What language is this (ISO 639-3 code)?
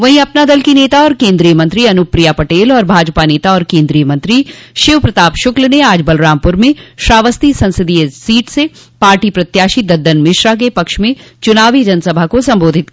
hin